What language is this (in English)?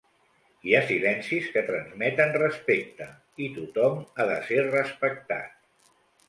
Catalan